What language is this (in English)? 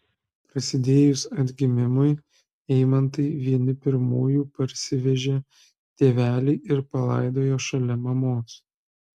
Lithuanian